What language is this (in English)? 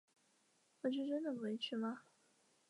Chinese